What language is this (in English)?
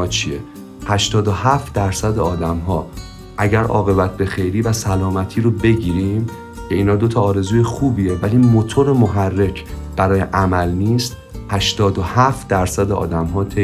Persian